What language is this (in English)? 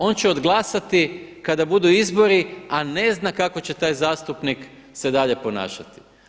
Croatian